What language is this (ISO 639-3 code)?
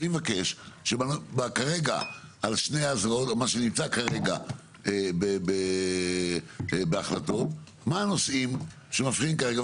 heb